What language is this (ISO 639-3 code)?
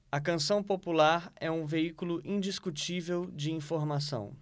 por